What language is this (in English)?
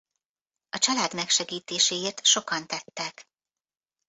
Hungarian